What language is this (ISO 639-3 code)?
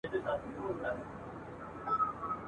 pus